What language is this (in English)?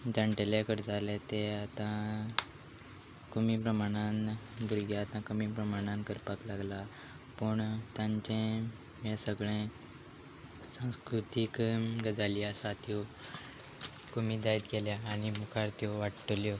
Konkani